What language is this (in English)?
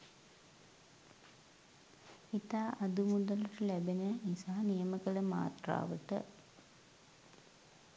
Sinhala